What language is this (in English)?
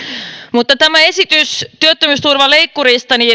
Finnish